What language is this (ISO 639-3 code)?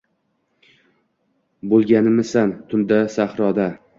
uzb